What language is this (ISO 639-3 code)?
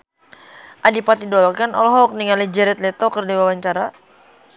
sun